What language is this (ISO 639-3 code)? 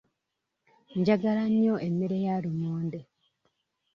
lug